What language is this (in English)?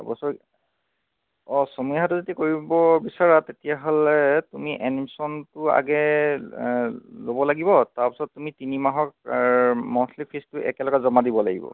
Assamese